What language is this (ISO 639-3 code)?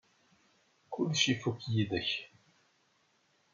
kab